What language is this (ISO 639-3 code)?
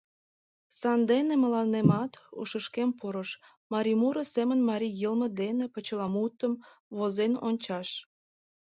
chm